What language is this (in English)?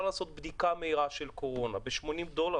Hebrew